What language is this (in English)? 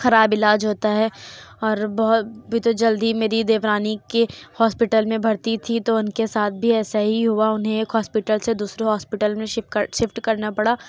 Urdu